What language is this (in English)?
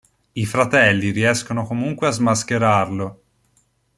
Italian